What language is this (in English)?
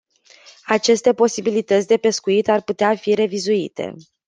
Romanian